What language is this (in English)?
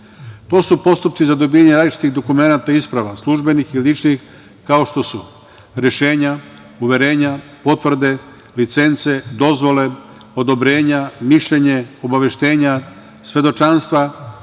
Serbian